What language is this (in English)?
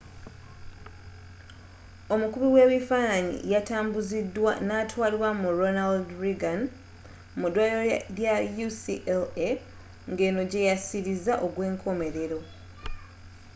Ganda